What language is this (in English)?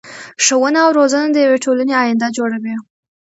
Pashto